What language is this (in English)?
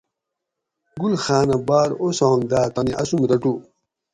Gawri